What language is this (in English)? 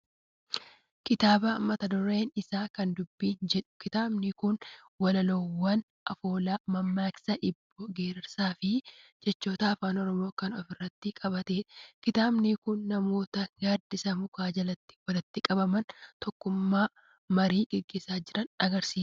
Oromo